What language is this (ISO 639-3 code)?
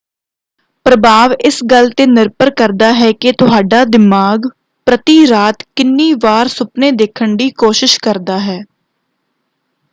pan